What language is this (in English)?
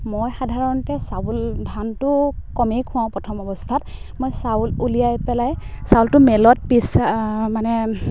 Assamese